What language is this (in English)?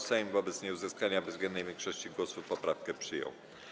Polish